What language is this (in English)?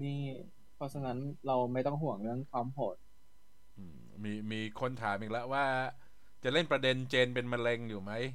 Thai